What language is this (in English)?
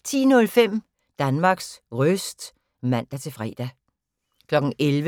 Danish